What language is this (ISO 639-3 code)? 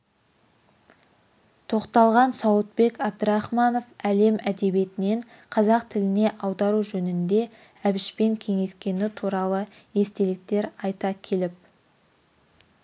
kaz